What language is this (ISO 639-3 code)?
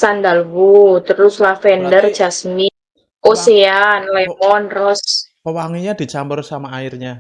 ind